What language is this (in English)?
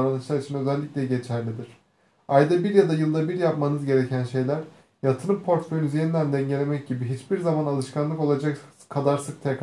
Turkish